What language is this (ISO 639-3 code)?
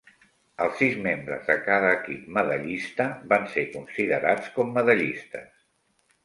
cat